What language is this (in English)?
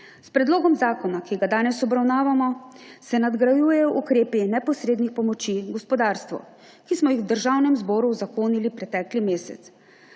Slovenian